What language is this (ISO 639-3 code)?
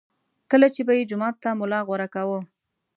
pus